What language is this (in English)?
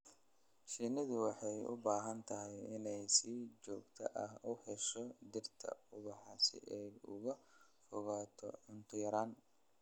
Somali